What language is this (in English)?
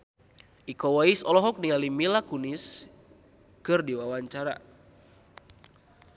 Sundanese